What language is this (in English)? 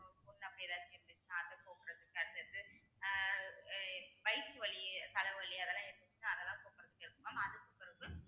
Tamil